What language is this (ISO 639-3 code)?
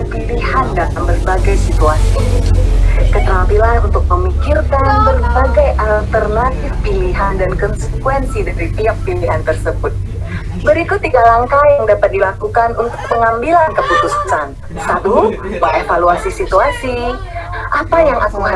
ind